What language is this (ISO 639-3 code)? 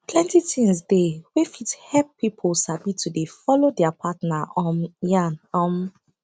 pcm